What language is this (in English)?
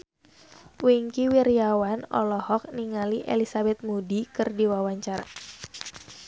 Sundanese